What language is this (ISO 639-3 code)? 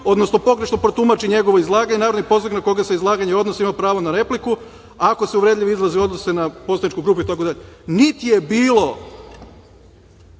srp